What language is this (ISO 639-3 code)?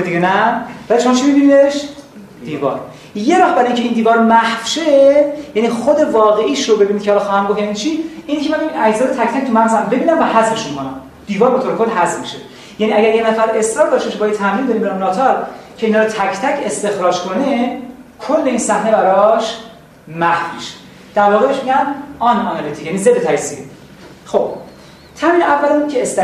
fas